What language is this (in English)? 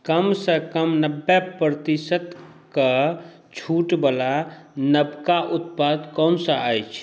Maithili